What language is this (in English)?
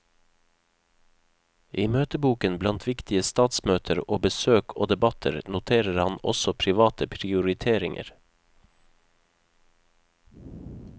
Norwegian